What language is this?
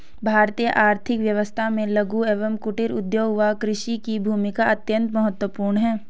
Hindi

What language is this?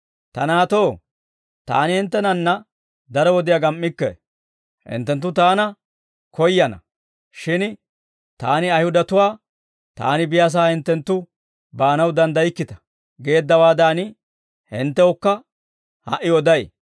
Dawro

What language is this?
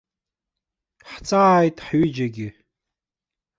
Abkhazian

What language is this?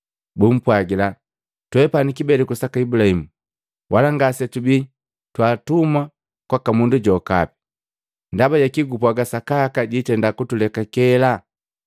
Matengo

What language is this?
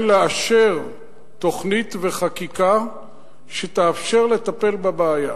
Hebrew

